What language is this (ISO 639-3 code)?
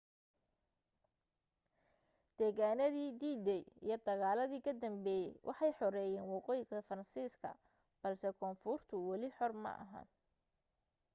som